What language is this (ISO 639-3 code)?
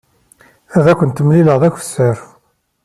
kab